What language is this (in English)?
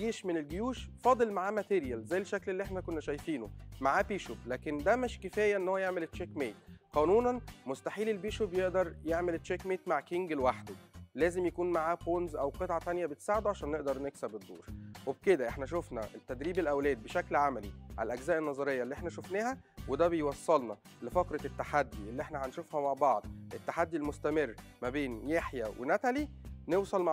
Arabic